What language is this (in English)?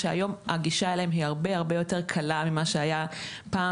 Hebrew